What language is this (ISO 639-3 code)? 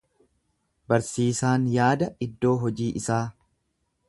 orm